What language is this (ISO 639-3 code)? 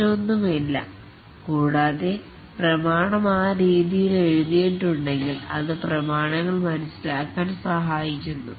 mal